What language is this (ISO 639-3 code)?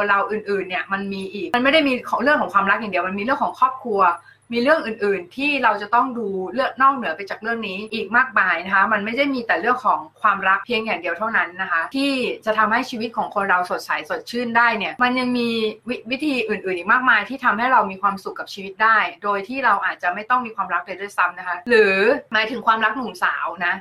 tha